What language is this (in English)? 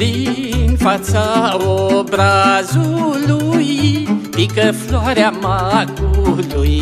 Romanian